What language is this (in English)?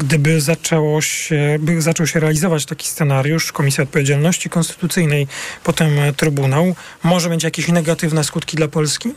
Polish